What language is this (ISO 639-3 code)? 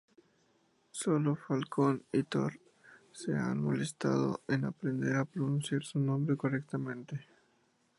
spa